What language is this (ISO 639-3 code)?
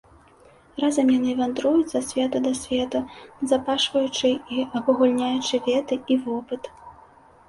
bel